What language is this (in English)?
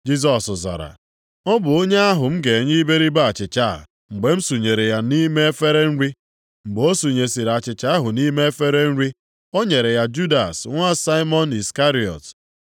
Igbo